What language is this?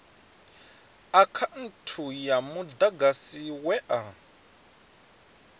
Venda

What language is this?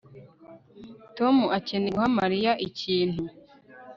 Kinyarwanda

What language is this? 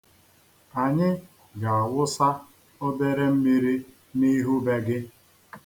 Igbo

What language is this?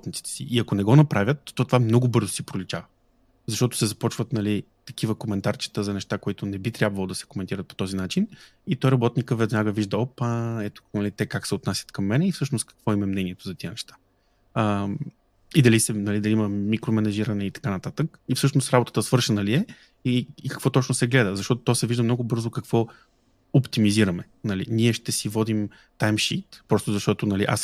Bulgarian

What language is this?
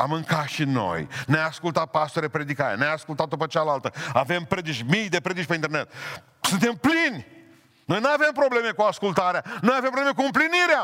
Romanian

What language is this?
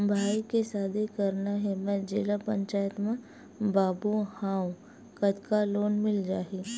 Chhattisgarhi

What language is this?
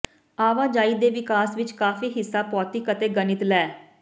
Punjabi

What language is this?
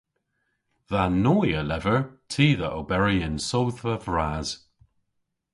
Cornish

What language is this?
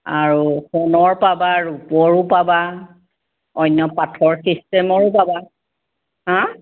Assamese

